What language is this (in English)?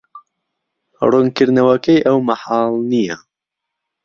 Central Kurdish